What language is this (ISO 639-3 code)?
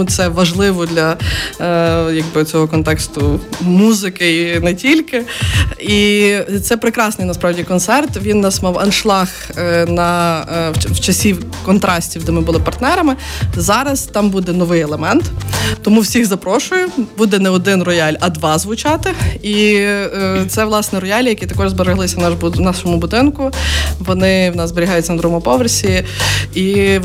ukr